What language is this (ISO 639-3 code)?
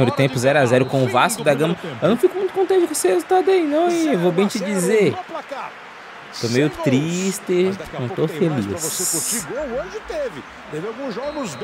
por